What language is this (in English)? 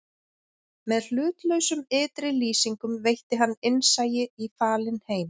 Icelandic